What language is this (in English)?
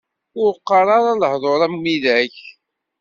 Kabyle